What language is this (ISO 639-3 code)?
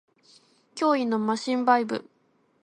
jpn